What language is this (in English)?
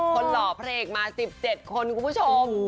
Thai